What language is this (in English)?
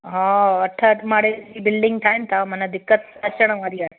Sindhi